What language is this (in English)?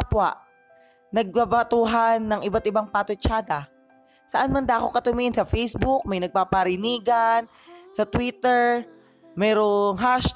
Filipino